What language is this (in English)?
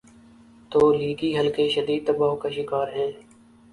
Urdu